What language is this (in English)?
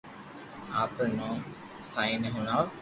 Loarki